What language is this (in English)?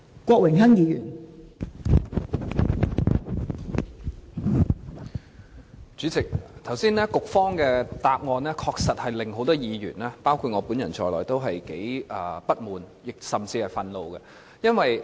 Cantonese